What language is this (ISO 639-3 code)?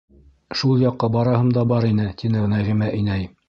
bak